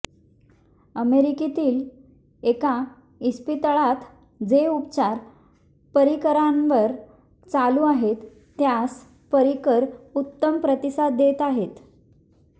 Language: Marathi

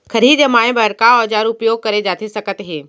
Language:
Chhattisgarhi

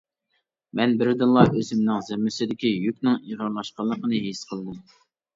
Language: Uyghur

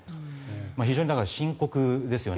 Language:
Japanese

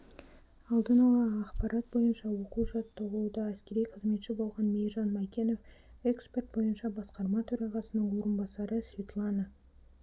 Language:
Kazakh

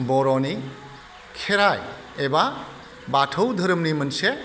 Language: Bodo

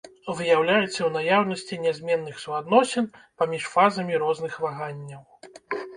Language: Belarusian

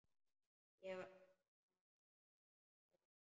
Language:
Icelandic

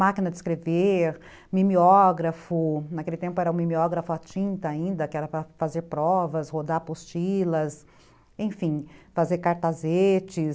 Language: Portuguese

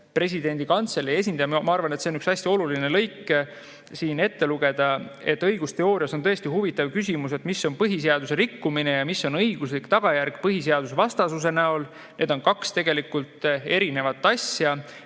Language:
Estonian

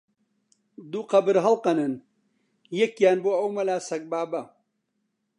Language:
Central Kurdish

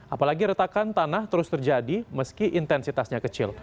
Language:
Indonesian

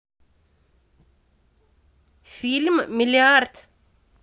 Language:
Russian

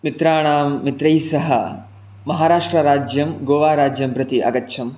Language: Sanskrit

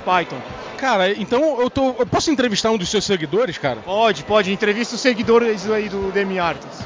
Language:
Portuguese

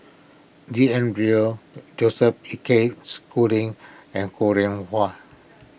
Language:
English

